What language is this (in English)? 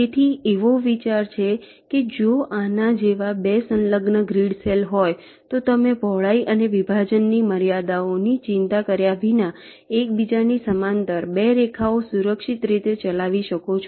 Gujarati